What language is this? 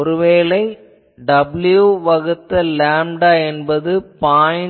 Tamil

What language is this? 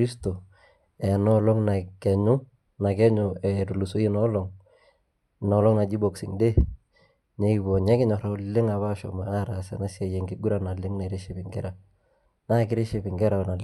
Masai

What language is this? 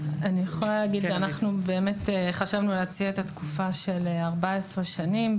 Hebrew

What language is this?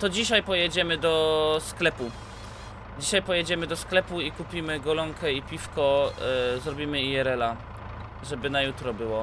Polish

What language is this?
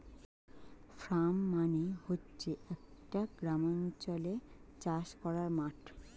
Bangla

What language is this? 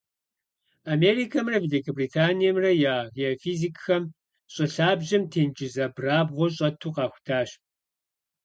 Kabardian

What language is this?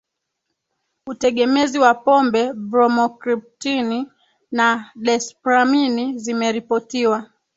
Swahili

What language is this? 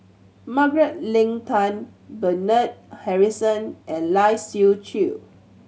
English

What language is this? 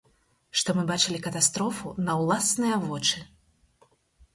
Belarusian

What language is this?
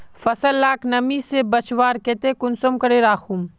Magahi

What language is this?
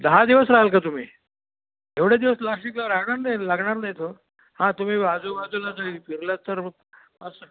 Marathi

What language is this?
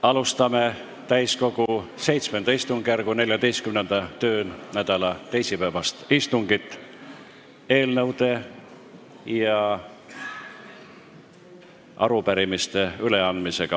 Estonian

